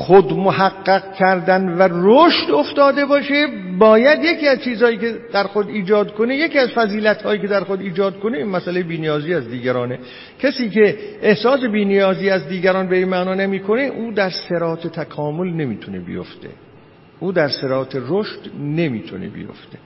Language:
Persian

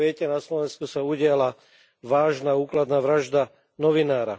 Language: Slovak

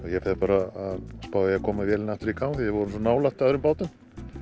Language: Icelandic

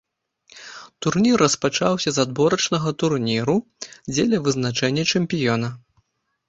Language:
Belarusian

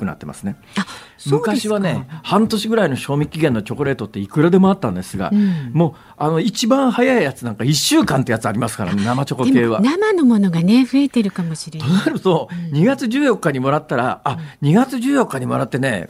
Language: Japanese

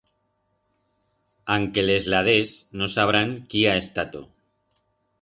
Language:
Aragonese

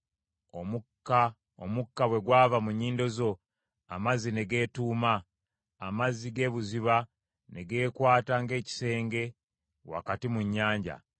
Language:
Ganda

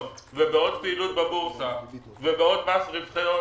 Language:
Hebrew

